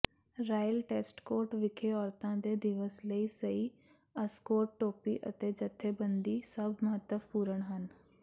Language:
Punjabi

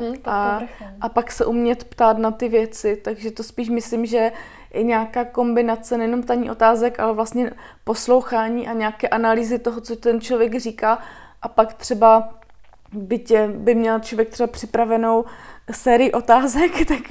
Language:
Czech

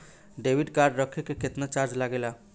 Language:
Bhojpuri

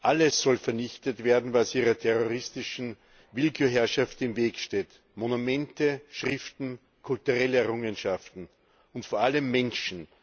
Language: German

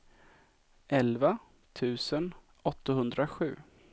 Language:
Swedish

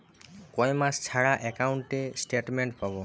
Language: Bangla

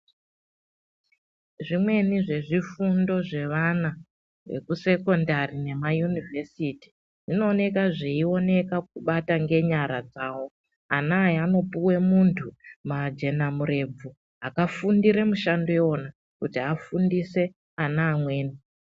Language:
Ndau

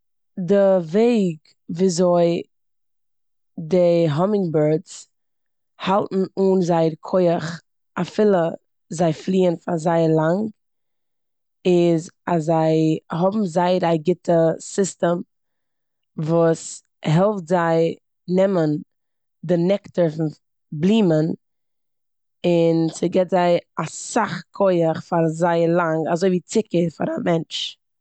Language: Yiddish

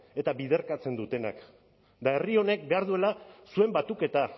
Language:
Basque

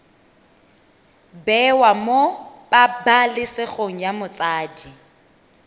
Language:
Tswana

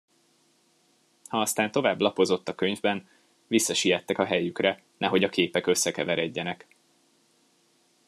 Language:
Hungarian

